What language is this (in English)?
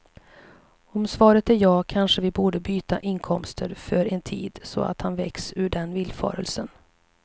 Swedish